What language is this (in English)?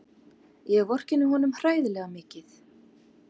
Icelandic